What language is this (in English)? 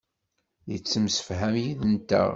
Kabyle